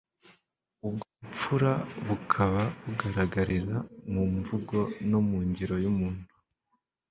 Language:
Kinyarwanda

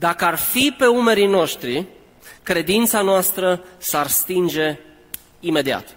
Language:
Romanian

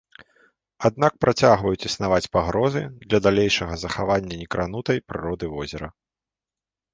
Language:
Belarusian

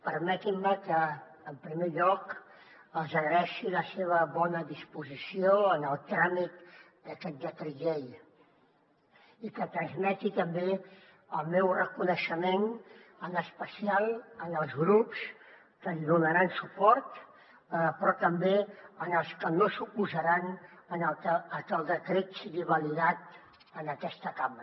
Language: Catalan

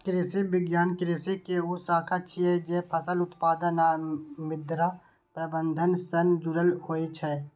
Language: Maithili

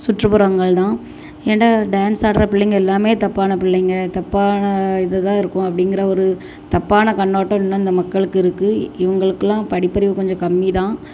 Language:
Tamil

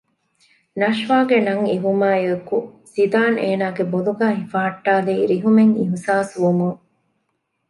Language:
Divehi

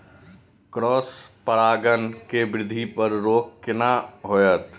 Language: Maithili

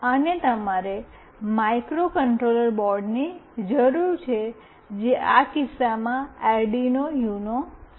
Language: Gujarati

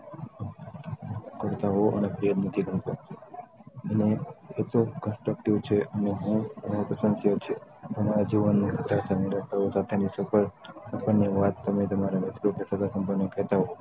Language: Gujarati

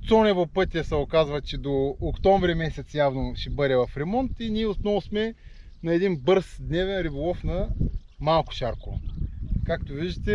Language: Bulgarian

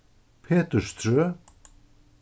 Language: Faroese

